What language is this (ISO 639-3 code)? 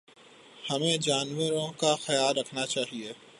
urd